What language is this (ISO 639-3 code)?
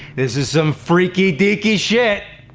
eng